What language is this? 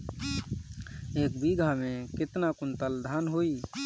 Bhojpuri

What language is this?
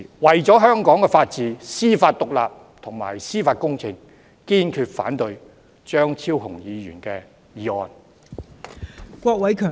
Cantonese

